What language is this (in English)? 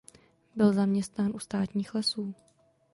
Czech